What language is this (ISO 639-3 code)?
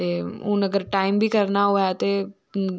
doi